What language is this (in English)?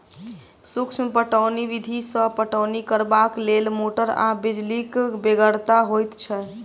Maithili